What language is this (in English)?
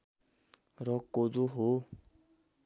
Nepali